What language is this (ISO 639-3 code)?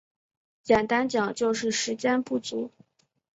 zho